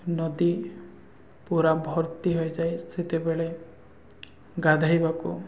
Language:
Odia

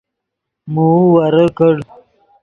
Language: Yidgha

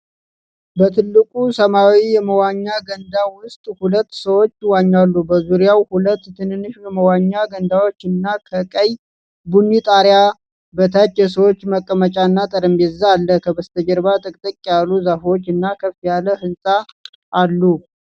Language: Amharic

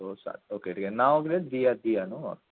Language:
Konkani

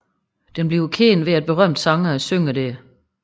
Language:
Danish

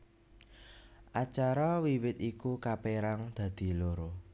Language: Javanese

